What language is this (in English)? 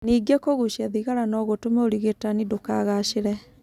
Kikuyu